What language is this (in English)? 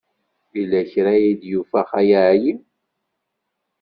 Kabyle